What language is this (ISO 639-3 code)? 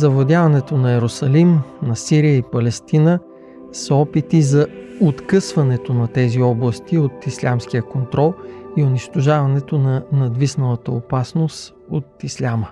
bul